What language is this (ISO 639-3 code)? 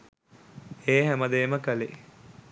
sin